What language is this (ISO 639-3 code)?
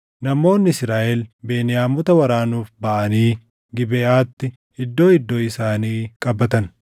orm